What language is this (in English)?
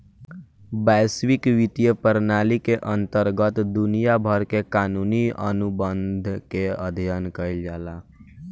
Bhojpuri